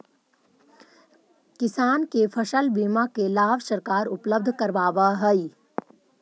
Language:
Magahi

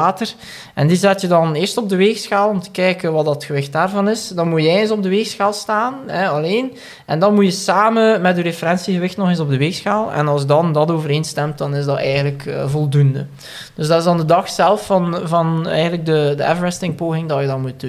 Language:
Dutch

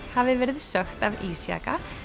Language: Icelandic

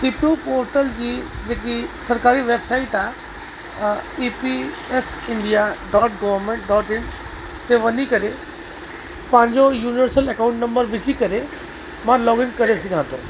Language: Sindhi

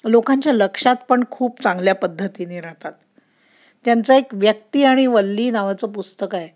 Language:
Marathi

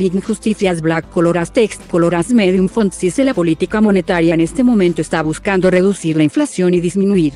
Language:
Spanish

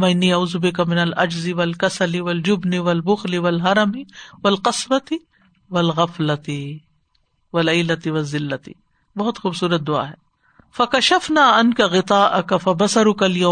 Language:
Urdu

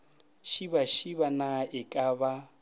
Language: Northern Sotho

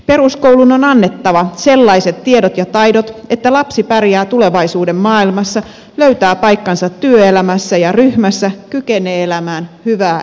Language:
Finnish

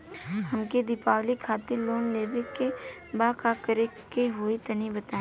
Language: Bhojpuri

